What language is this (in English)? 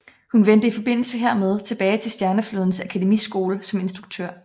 Danish